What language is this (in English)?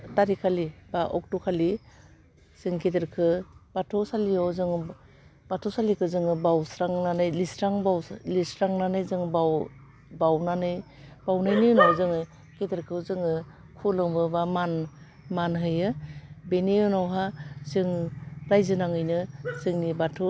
Bodo